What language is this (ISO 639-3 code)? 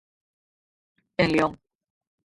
glg